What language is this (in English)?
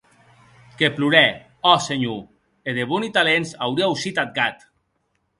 Occitan